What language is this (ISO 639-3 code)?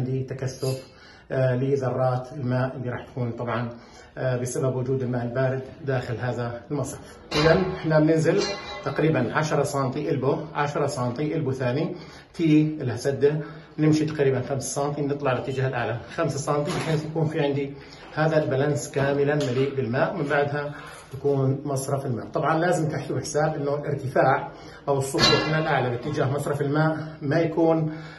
ara